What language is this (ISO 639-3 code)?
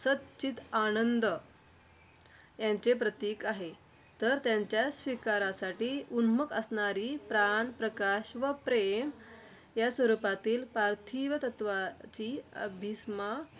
mar